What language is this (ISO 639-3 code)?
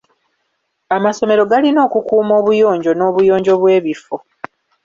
lug